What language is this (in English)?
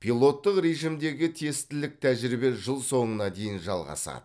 Kazakh